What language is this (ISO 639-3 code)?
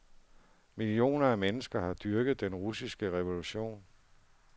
dan